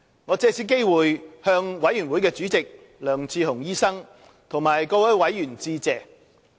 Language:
Cantonese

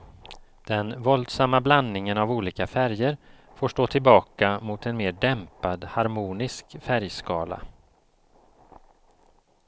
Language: Swedish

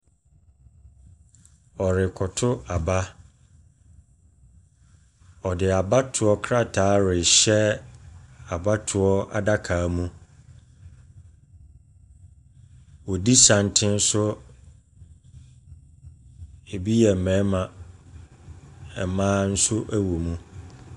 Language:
Akan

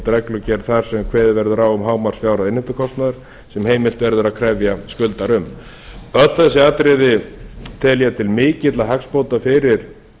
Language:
Icelandic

